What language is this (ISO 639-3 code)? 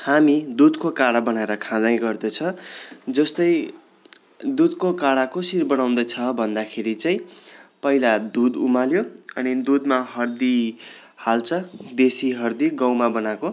nep